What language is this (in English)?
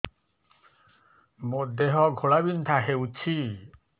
Odia